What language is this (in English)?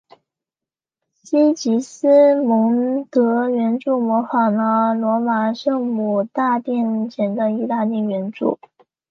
Chinese